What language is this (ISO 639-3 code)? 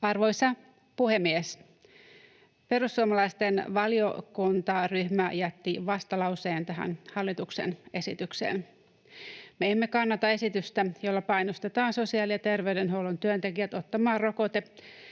fin